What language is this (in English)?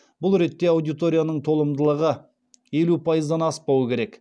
Kazakh